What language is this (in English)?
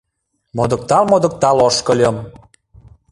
Mari